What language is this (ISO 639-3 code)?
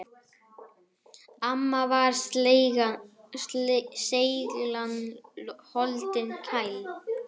isl